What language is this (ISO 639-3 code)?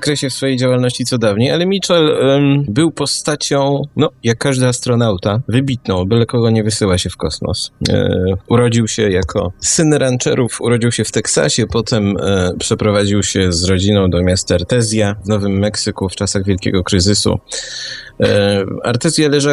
pol